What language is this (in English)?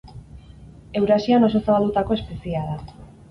Basque